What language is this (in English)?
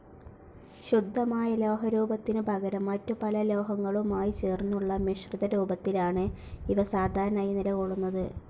Malayalam